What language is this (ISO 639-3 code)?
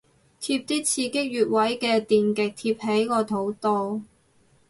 yue